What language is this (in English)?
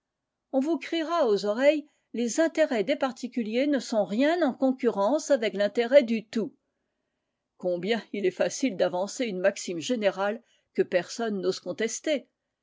French